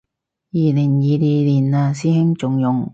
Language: Cantonese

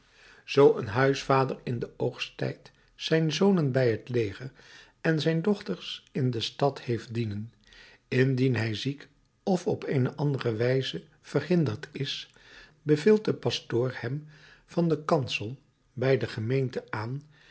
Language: Dutch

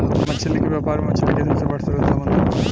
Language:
Bhojpuri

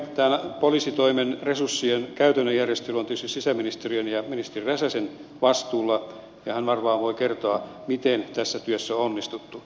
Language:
Finnish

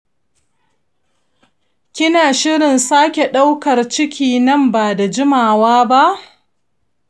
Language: Hausa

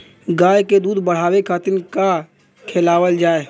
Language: Bhojpuri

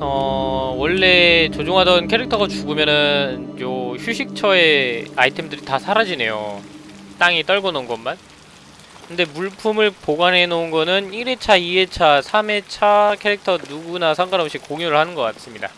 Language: Korean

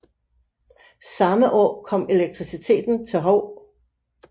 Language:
Danish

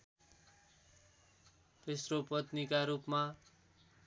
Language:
Nepali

